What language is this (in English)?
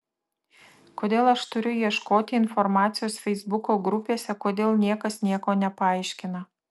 Lithuanian